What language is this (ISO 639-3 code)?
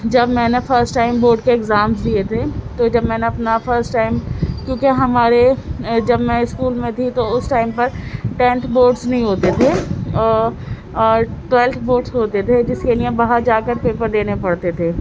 urd